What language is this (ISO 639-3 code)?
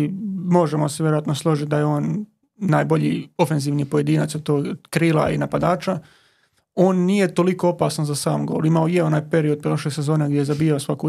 hrv